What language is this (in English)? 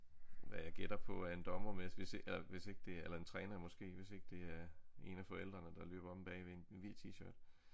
Danish